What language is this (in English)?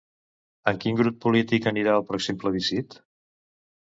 Catalan